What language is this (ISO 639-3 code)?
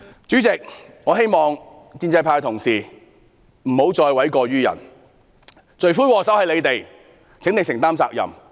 yue